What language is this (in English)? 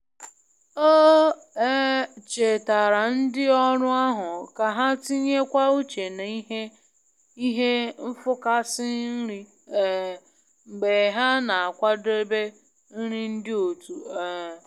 Igbo